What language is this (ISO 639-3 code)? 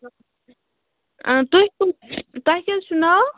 kas